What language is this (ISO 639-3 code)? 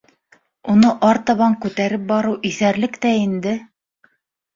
bak